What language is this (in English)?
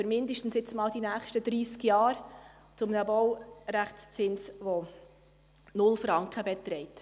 Swiss German